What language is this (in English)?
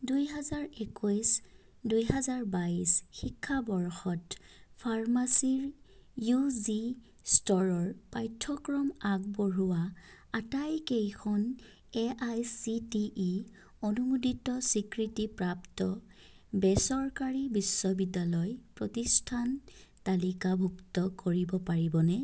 Assamese